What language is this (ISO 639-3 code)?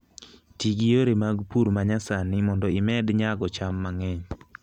luo